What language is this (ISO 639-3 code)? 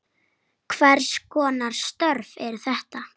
isl